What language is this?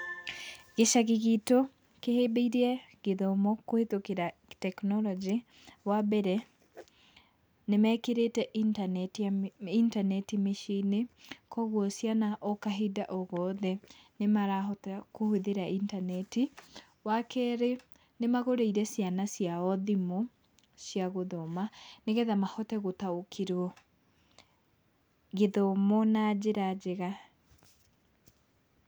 Kikuyu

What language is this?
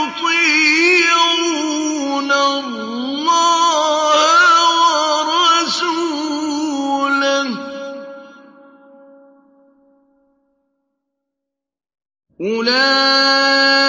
Arabic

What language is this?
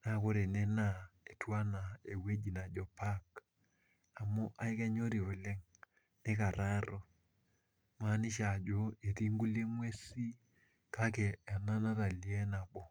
Masai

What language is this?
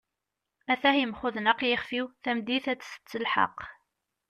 Kabyle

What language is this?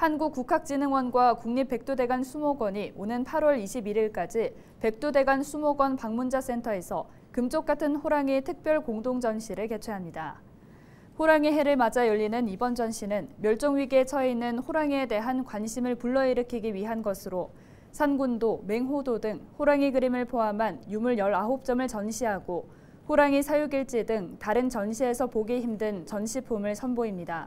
Korean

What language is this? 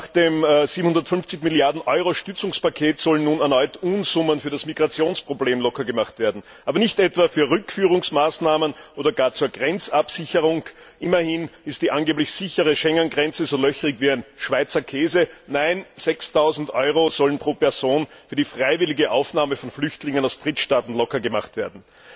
German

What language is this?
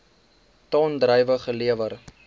Afrikaans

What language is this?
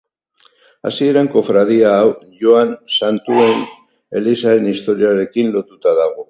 Basque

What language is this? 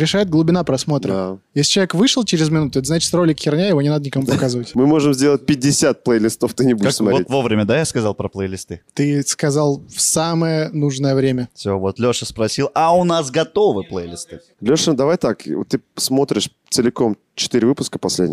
Russian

